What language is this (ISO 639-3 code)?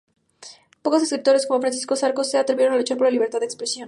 spa